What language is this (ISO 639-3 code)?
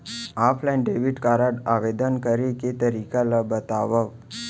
hne